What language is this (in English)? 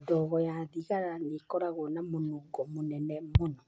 Kikuyu